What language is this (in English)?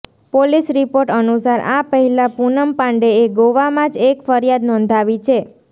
Gujarati